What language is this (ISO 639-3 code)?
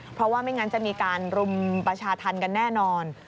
tha